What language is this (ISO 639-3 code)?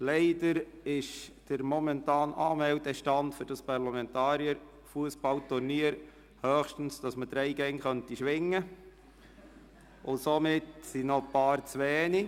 gsw